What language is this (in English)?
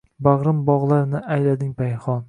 Uzbek